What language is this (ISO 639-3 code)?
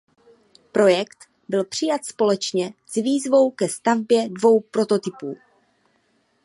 ces